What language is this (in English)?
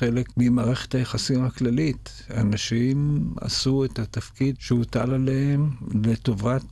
Hebrew